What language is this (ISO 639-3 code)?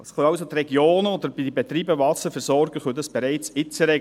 gsw